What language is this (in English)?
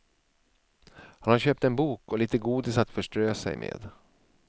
Swedish